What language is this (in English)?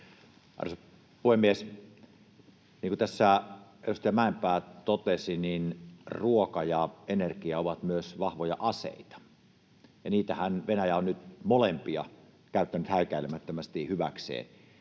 Finnish